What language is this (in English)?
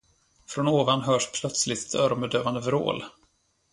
Swedish